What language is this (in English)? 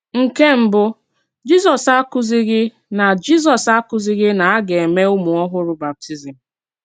Igbo